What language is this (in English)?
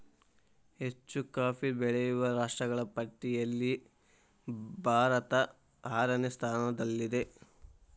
Kannada